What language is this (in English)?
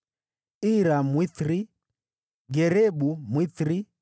Swahili